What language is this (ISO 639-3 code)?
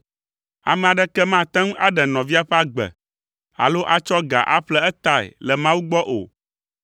ewe